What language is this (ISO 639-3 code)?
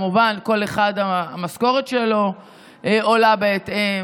heb